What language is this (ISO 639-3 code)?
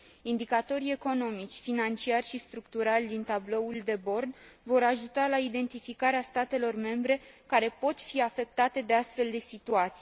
ron